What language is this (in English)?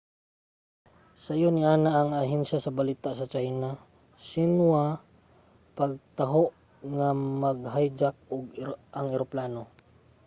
Cebuano